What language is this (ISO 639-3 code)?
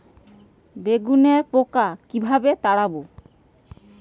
ben